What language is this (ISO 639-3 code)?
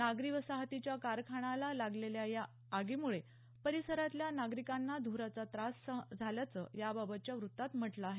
mar